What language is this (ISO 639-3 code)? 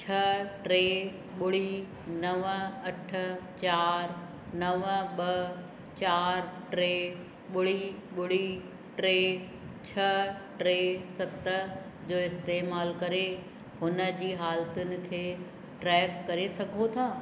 snd